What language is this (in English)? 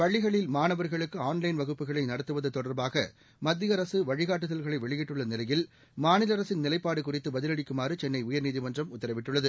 Tamil